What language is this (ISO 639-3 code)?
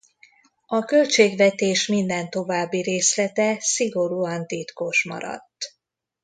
hun